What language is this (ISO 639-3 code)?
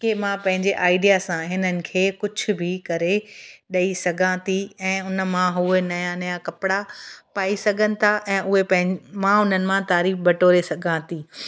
snd